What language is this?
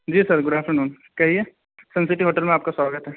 Urdu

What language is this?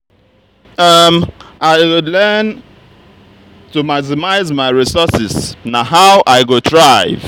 Nigerian Pidgin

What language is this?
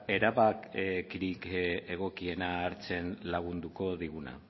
Basque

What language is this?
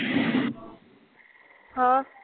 Punjabi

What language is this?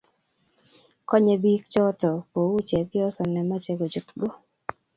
Kalenjin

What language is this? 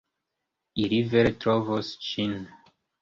Esperanto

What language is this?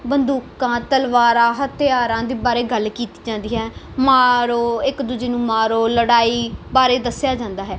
Punjabi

